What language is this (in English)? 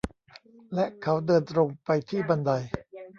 Thai